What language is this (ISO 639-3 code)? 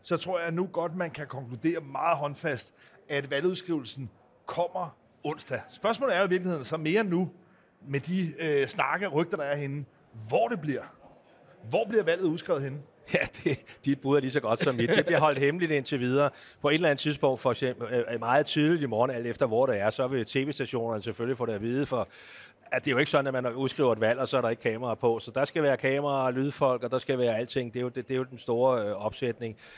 dan